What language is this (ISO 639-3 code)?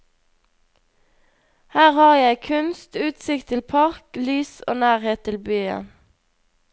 nor